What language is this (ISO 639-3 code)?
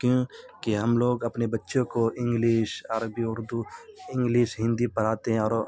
urd